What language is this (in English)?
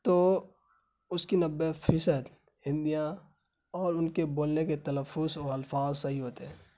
Urdu